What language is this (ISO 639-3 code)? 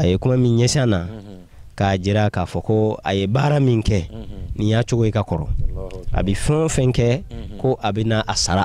tur